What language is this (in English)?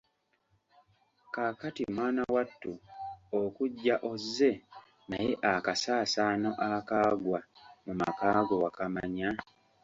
Ganda